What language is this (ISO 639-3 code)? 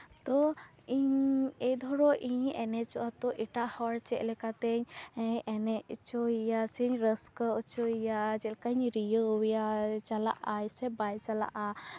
sat